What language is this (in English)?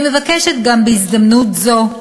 Hebrew